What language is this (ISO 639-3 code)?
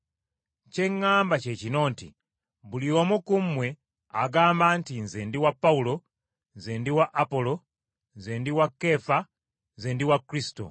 lug